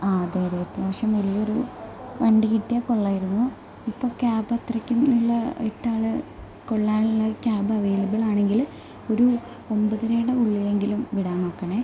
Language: Malayalam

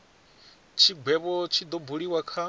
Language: Venda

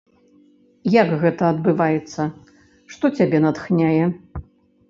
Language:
Belarusian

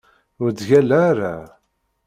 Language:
Kabyle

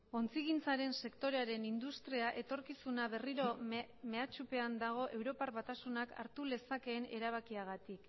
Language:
Basque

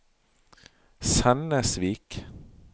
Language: Norwegian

